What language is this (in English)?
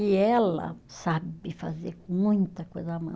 Portuguese